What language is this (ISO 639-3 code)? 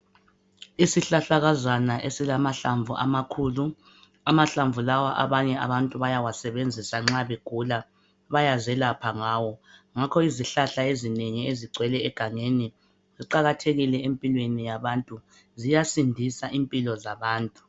nde